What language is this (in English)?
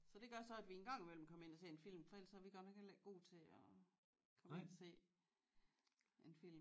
Danish